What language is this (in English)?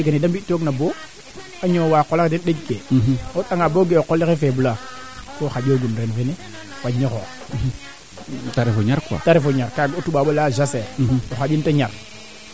Serer